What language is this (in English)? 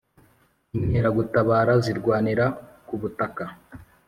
Kinyarwanda